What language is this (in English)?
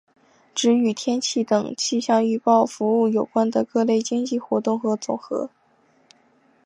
Chinese